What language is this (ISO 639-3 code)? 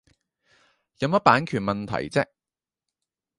yue